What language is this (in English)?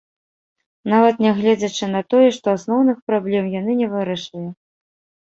Belarusian